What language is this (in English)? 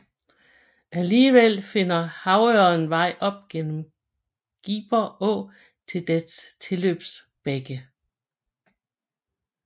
Danish